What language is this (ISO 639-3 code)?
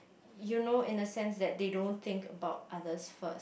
eng